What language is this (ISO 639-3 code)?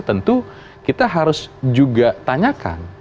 ind